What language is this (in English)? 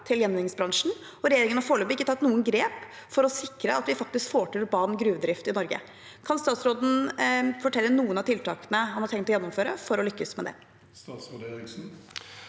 Norwegian